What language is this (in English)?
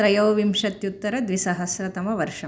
Sanskrit